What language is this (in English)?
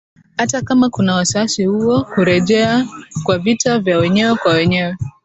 Swahili